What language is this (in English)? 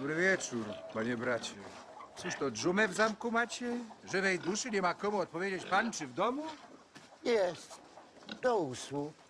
Polish